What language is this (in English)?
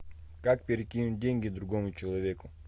Russian